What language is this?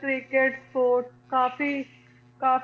Punjabi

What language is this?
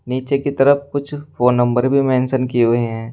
Hindi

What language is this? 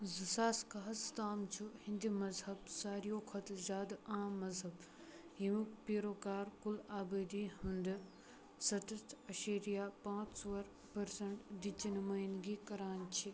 Kashmiri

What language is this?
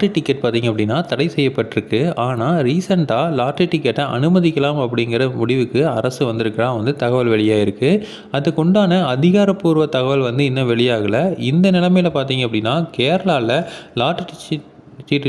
Romanian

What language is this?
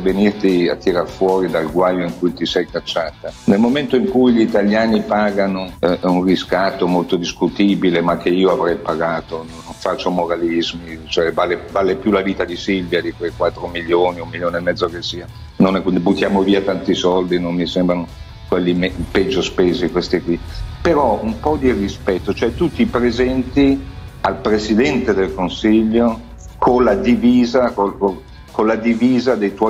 Italian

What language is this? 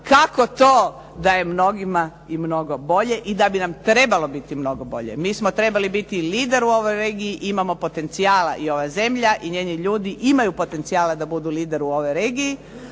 Croatian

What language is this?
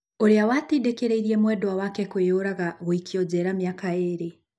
Kikuyu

